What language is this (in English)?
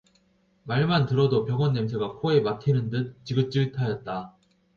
Korean